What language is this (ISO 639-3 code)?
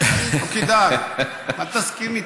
heb